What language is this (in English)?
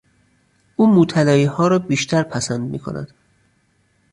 Persian